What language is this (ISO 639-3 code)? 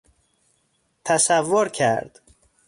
fas